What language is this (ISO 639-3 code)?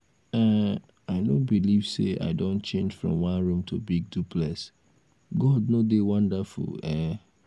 pcm